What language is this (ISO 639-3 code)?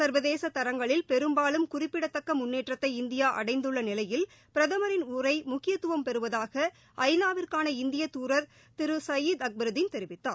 tam